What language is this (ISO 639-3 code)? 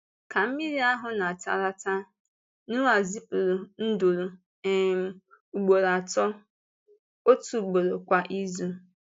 ibo